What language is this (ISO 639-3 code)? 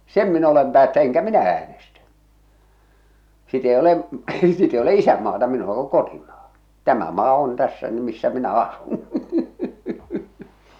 fin